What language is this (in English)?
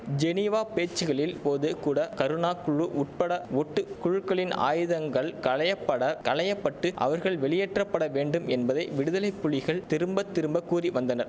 Tamil